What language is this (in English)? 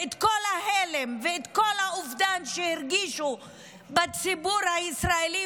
Hebrew